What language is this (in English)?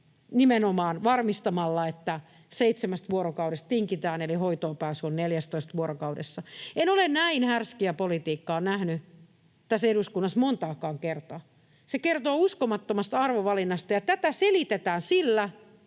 Finnish